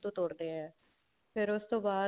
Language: Punjabi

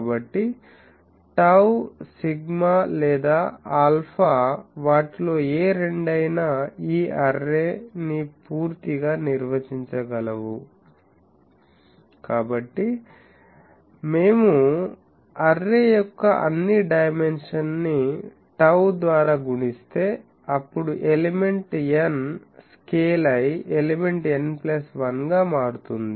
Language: Telugu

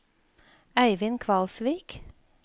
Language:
Norwegian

